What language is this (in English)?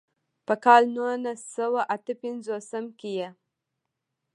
Pashto